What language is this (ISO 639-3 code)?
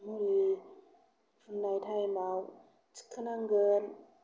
brx